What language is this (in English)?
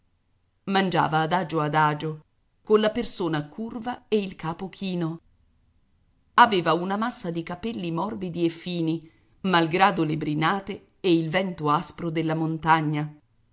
Italian